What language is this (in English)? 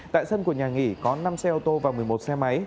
Vietnamese